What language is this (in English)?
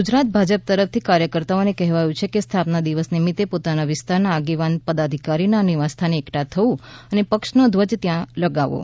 Gujarati